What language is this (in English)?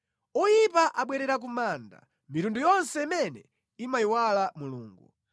Nyanja